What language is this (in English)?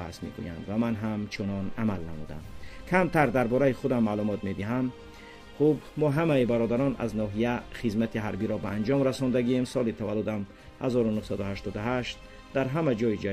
Persian